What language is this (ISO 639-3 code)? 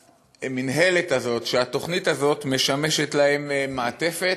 heb